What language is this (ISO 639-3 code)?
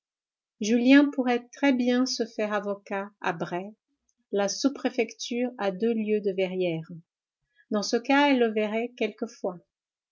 fra